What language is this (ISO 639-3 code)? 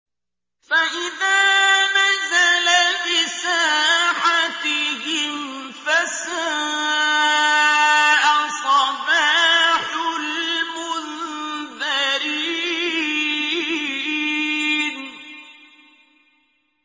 ara